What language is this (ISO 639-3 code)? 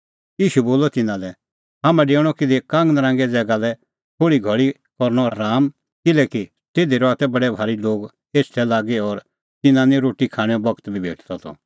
kfx